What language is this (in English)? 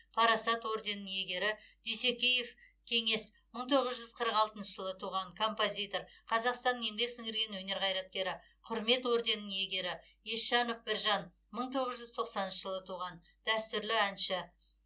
Kazakh